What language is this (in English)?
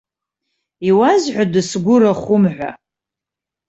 Abkhazian